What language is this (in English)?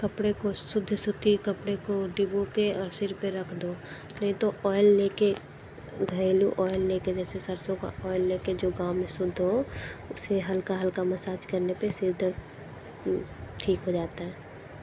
Hindi